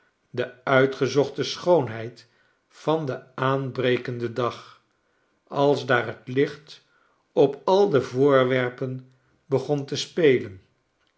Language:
Dutch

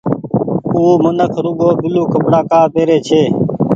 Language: Goaria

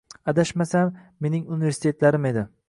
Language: Uzbek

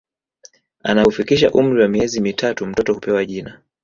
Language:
Swahili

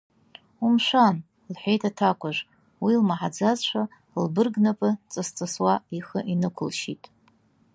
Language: Abkhazian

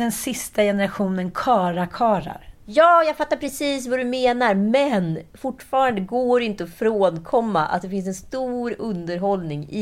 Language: Swedish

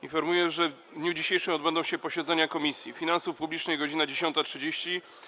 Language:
Polish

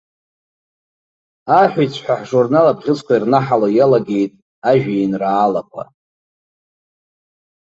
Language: Abkhazian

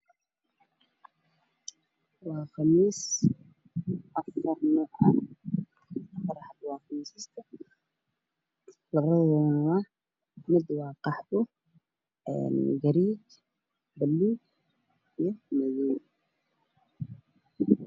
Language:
Somali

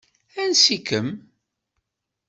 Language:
Kabyle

